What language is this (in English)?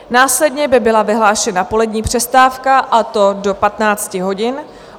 Czech